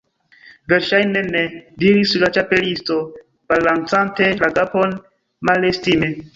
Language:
Esperanto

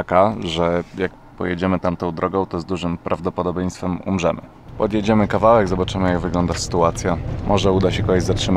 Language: Polish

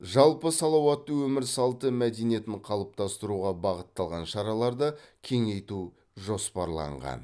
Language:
Kazakh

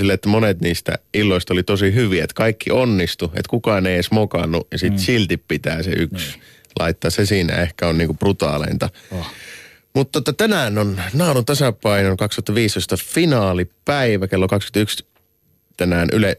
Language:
Finnish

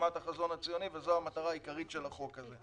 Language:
Hebrew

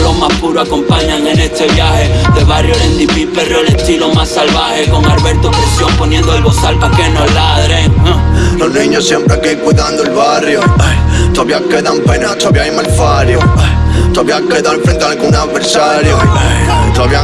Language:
Spanish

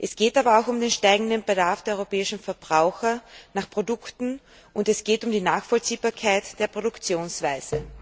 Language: German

